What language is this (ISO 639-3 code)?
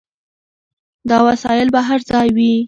pus